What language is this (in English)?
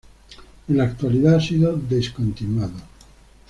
Spanish